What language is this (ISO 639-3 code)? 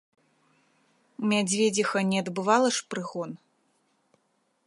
bel